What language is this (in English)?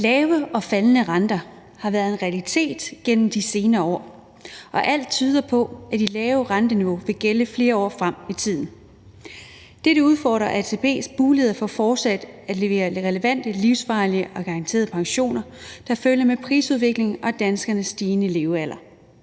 Danish